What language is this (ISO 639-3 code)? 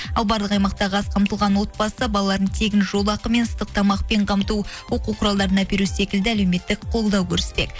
kaz